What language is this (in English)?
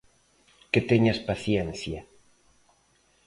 Galician